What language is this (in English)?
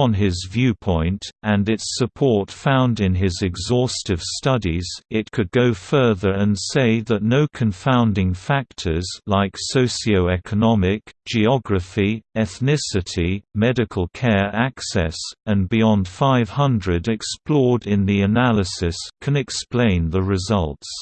English